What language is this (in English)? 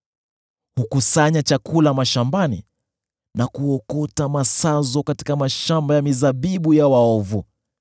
Swahili